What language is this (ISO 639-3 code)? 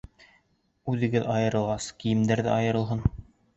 bak